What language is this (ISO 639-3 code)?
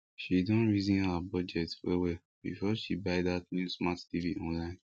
pcm